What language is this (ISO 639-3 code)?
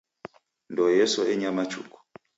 dav